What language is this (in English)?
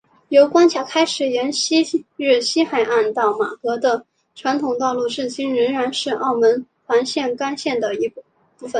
Chinese